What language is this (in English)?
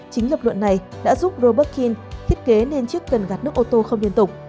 Vietnamese